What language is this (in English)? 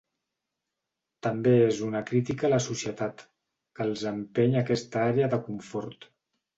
Catalan